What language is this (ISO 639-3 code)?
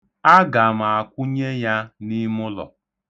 ibo